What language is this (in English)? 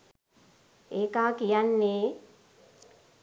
Sinhala